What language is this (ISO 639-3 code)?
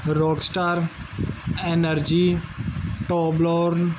pan